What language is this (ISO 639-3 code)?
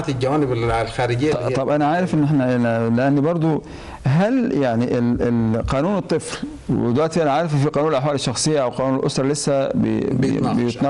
ara